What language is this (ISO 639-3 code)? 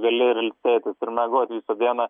lit